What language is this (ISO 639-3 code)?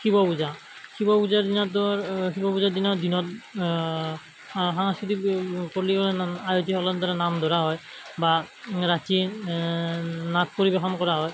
asm